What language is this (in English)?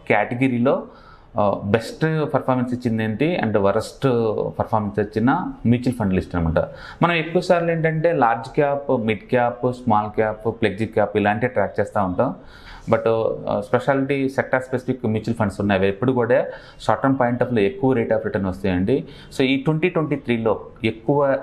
Telugu